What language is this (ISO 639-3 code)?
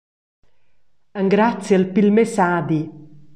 roh